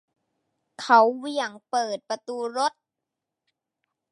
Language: Thai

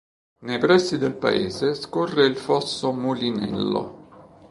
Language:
Italian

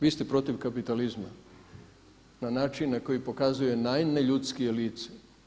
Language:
Croatian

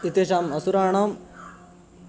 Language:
Sanskrit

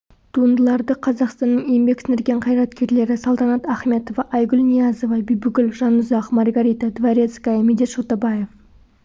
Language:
Kazakh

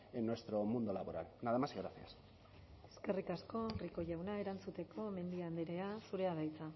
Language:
Basque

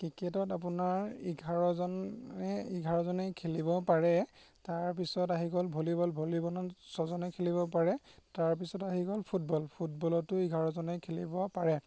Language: Assamese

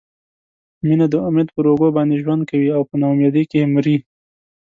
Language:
Pashto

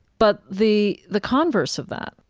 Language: English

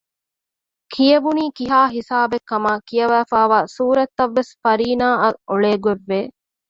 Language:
Divehi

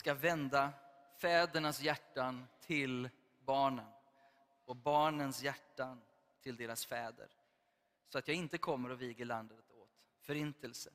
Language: Swedish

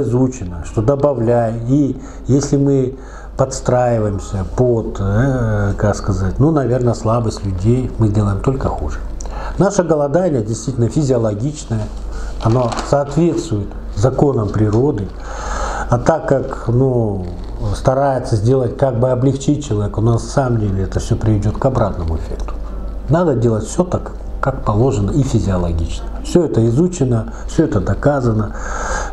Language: Russian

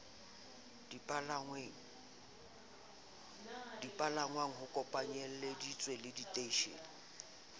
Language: Southern Sotho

